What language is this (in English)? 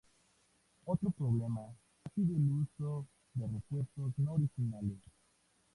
Spanish